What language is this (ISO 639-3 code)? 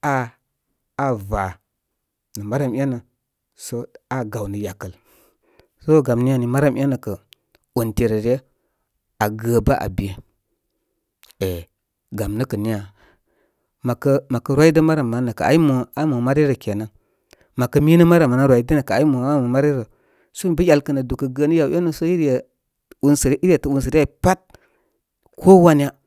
kmy